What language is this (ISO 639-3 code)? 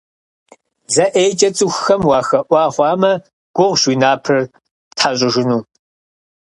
kbd